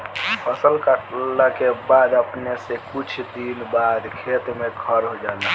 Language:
Bhojpuri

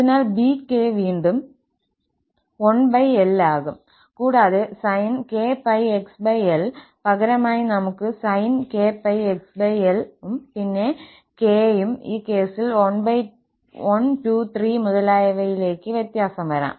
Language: Malayalam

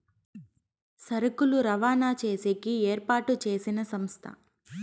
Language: Telugu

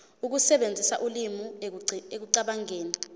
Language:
Zulu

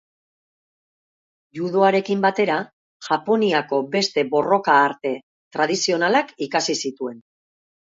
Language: Basque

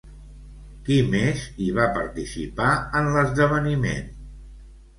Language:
Catalan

